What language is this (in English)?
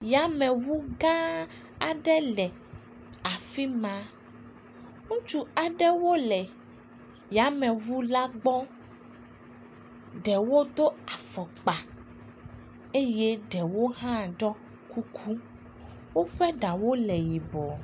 Ewe